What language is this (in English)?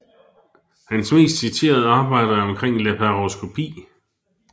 Danish